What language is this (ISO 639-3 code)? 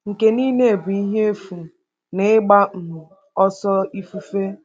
ibo